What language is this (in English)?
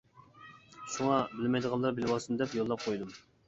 Uyghur